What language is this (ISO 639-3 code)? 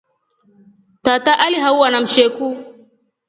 rof